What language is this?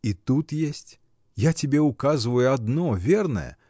Russian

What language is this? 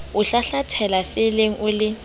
Southern Sotho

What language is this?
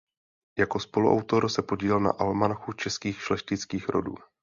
Czech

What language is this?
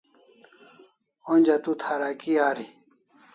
Kalasha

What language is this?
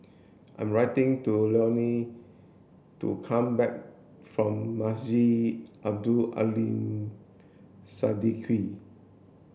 English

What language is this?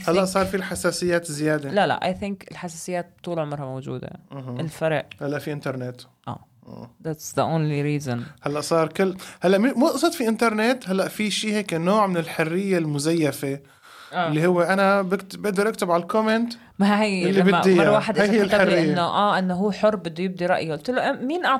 Arabic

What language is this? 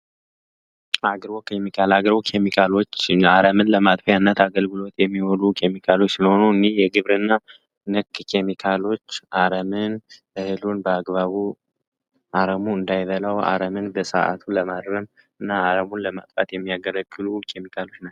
Amharic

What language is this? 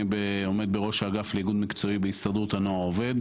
Hebrew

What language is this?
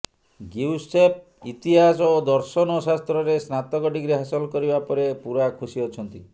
Odia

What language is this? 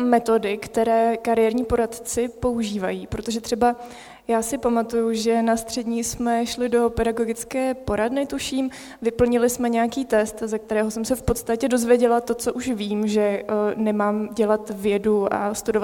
Czech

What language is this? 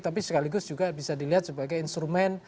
Indonesian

